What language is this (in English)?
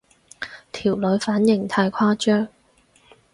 Cantonese